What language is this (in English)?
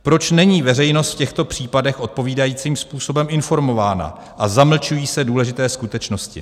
Czech